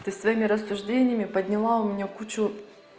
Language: Russian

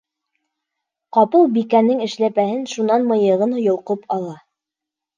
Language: Bashkir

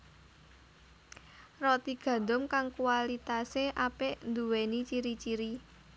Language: Javanese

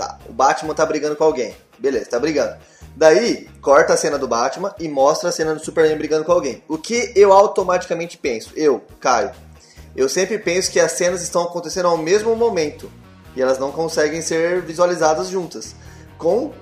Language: Portuguese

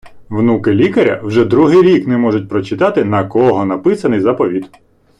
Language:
Ukrainian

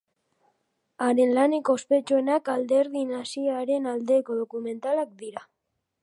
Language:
Basque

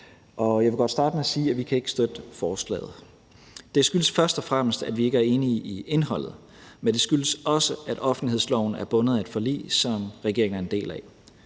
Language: Danish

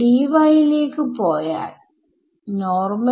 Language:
Malayalam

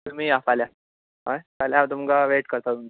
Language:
Konkani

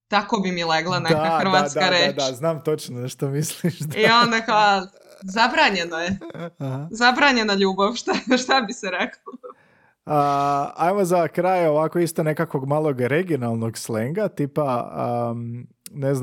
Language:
Croatian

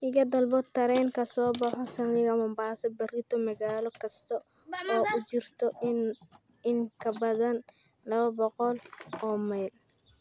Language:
Somali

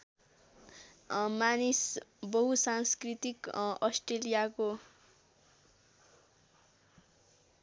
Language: Nepali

